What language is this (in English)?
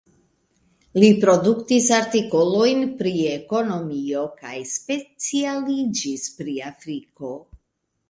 Esperanto